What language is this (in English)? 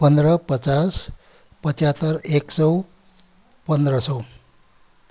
Nepali